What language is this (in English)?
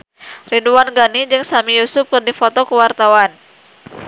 Sundanese